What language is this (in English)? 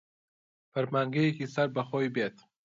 Central Kurdish